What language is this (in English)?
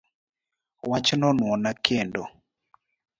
Luo (Kenya and Tanzania)